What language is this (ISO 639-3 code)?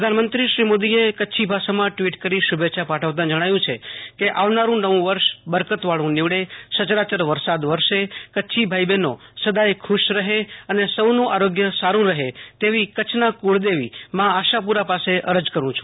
guj